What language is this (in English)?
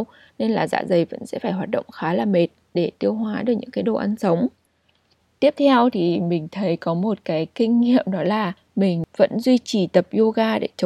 Vietnamese